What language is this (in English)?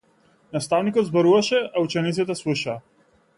Macedonian